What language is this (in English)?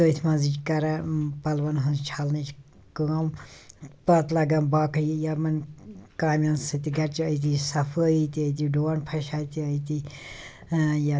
Kashmiri